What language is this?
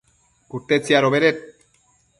Matsés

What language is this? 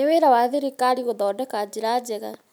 Kikuyu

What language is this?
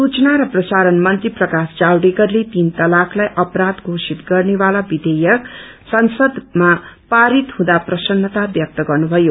Nepali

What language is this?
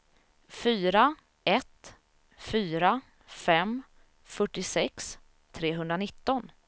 Swedish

